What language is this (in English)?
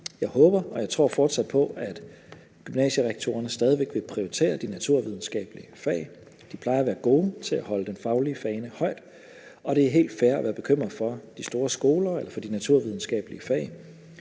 Danish